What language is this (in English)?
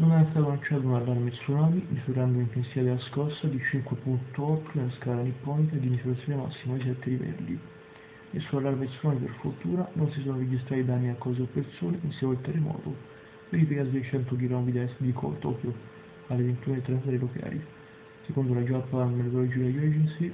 Italian